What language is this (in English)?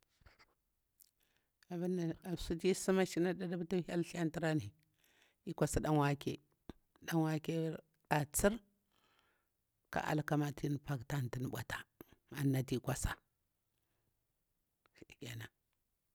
Bura-Pabir